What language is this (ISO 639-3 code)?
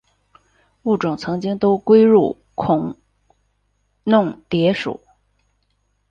zho